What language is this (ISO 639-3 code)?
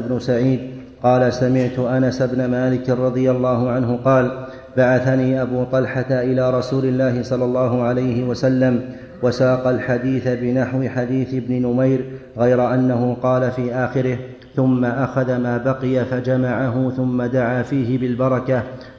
ara